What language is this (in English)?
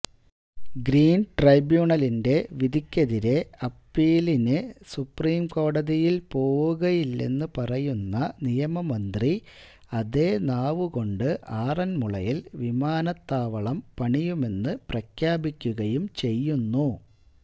Malayalam